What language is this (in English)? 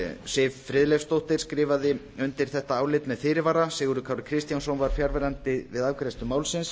Icelandic